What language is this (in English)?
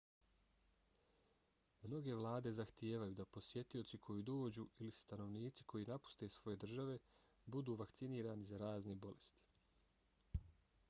Bosnian